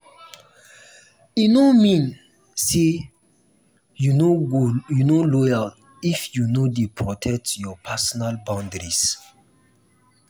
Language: Nigerian Pidgin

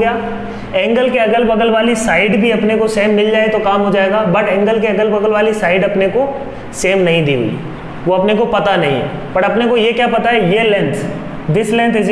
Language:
Hindi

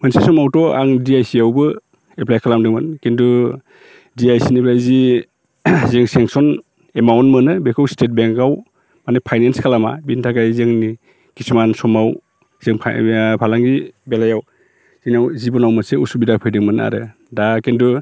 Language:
Bodo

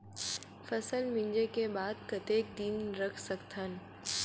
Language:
Chhattisgarhi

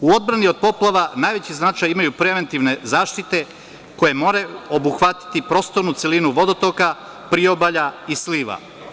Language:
Serbian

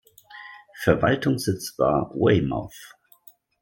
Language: German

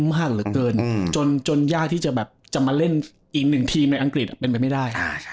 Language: Thai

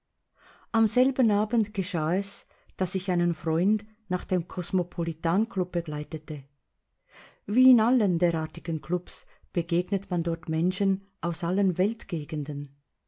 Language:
German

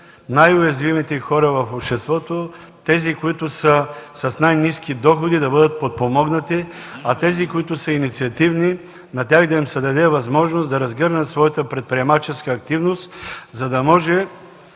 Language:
Bulgarian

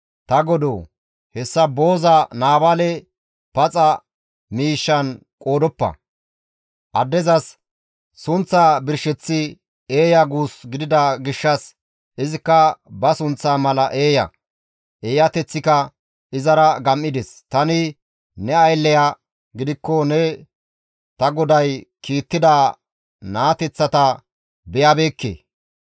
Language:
Gamo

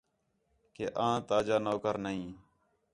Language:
Khetrani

